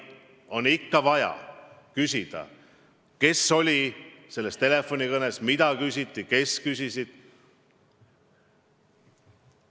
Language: Estonian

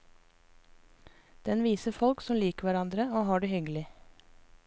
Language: Norwegian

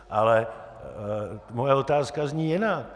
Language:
Czech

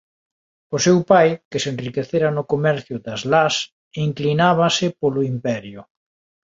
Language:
Galician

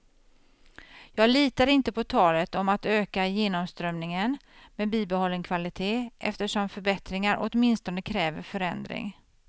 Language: Swedish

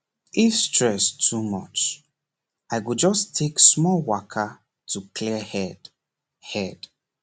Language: Nigerian Pidgin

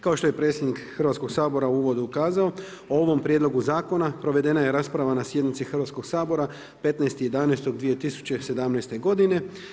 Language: Croatian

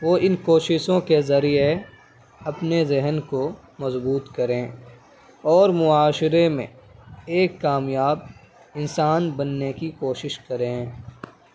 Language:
Urdu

